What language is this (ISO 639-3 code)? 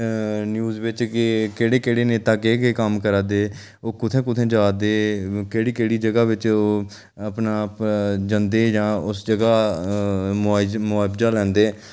doi